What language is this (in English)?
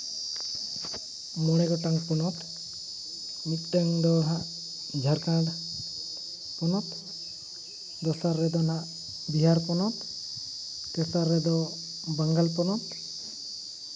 Santali